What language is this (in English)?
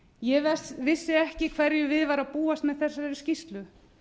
Icelandic